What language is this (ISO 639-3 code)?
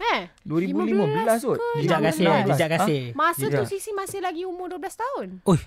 msa